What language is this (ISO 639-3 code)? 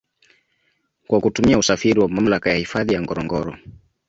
swa